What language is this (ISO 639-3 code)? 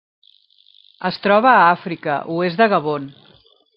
cat